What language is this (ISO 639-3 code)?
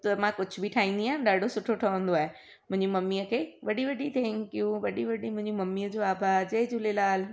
snd